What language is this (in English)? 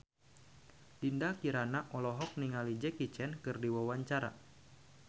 Sundanese